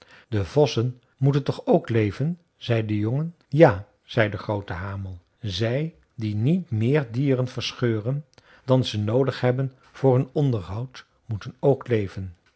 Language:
Dutch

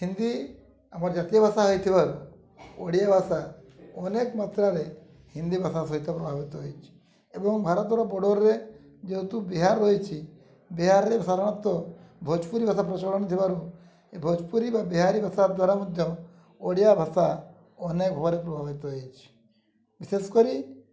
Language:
Odia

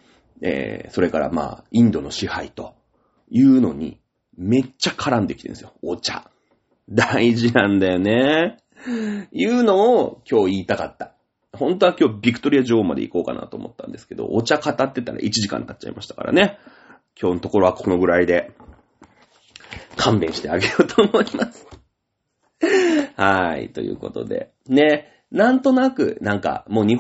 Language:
Japanese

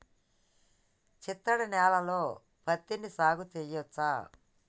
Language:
Telugu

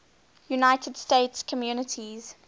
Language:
English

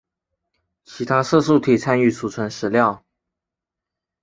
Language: Chinese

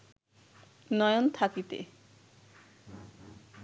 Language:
Bangla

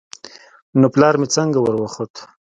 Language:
Pashto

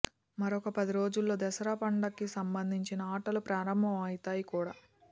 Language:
Telugu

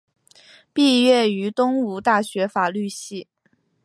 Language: Chinese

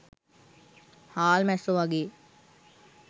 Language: Sinhala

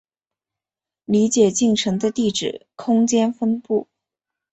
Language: Chinese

